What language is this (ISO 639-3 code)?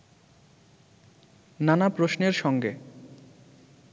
ben